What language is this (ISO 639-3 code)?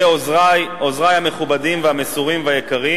heb